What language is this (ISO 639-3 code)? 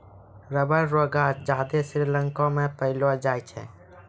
mai